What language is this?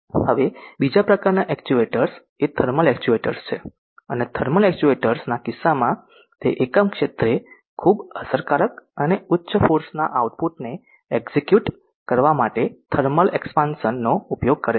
Gujarati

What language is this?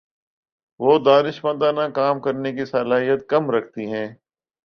Urdu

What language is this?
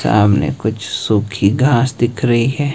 Hindi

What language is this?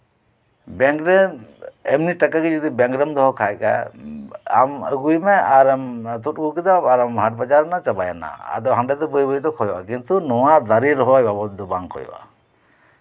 Santali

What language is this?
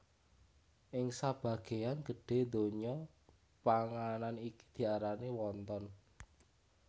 Javanese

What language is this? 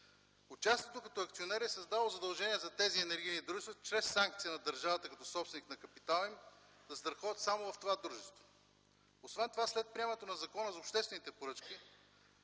Bulgarian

